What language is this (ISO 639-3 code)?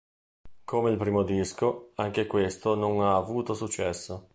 ita